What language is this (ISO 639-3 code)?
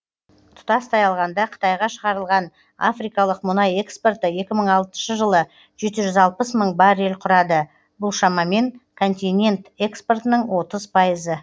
kaz